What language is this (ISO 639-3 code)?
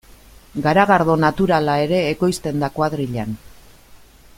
eus